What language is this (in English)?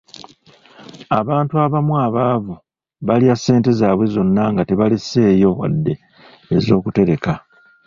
Ganda